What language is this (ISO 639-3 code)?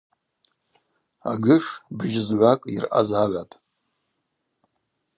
abq